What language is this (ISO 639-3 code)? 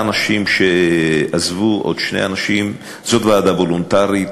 heb